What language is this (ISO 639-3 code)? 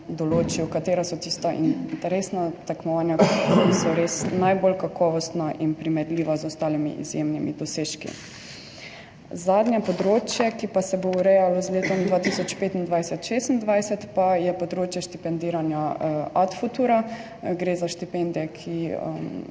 slv